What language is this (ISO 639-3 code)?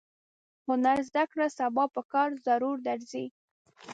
pus